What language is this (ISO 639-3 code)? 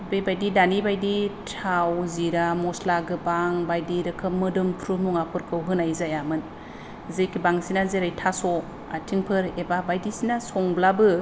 brx